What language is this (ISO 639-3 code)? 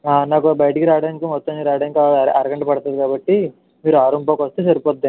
tel